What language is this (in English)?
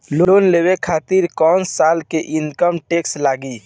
Bhojpuri